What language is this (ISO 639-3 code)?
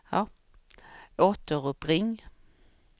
swe